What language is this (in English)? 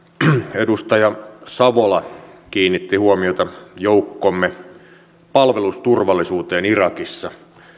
Finnish